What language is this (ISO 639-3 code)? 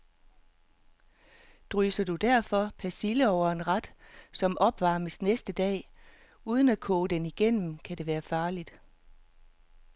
dan